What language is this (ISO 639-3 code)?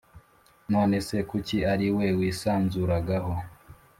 kin